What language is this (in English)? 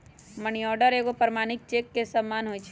Magahi